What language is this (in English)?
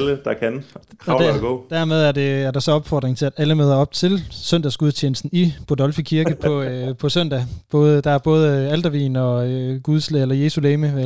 Danish